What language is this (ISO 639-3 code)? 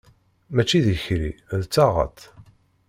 kab